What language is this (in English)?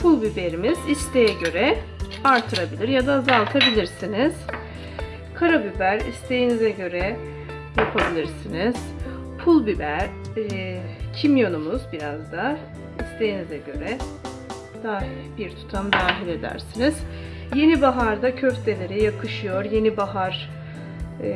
Turkish